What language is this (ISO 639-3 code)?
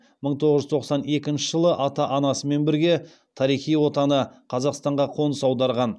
kaz